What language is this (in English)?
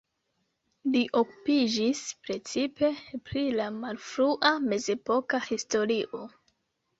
Esperanto